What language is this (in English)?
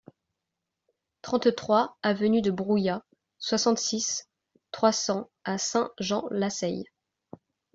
French